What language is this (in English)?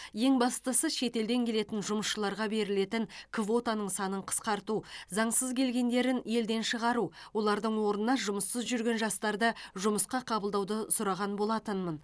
Kazakh